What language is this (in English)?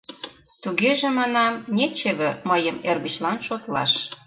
Mari